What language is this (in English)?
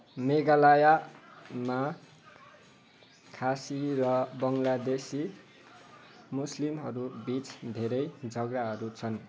Nepali